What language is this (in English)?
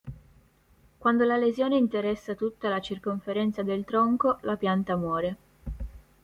Italian